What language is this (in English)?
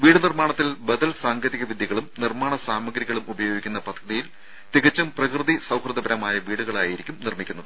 Malayalam